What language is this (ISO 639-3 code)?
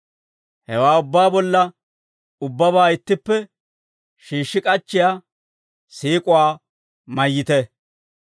dwr